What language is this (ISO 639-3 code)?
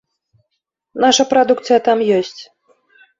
bel